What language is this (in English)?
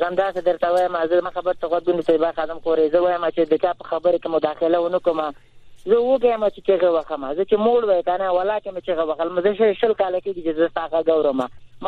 Persian